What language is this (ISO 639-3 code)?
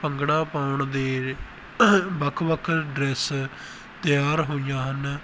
pan